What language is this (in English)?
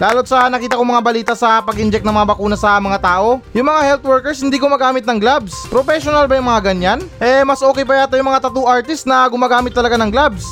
Filipino